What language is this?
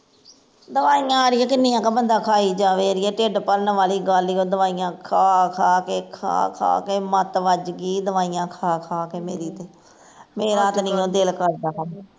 Punjabi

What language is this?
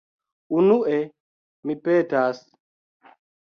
Esperanto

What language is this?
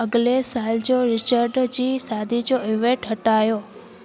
Sindhi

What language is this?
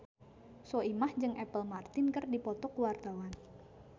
Sundanese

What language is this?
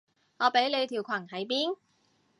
Cantonese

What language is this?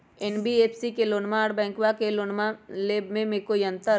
Magahi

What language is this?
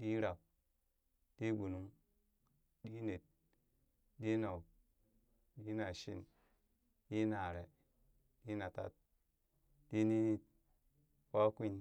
Burak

